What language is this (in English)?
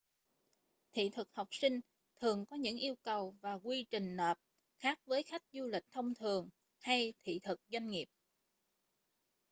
Vietnamese